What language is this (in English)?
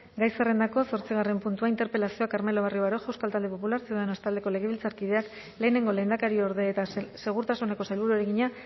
Basque